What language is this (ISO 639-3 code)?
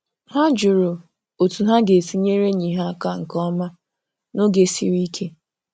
ibo